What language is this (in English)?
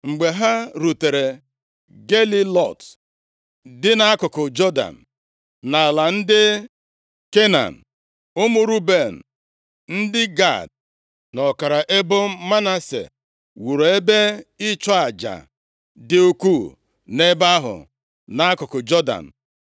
Igbo